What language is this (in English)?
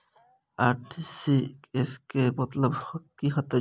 Maithili